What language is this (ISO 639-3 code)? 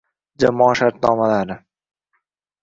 uzb